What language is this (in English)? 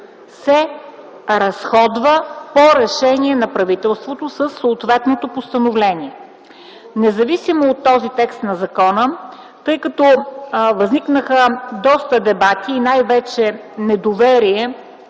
Bulgarian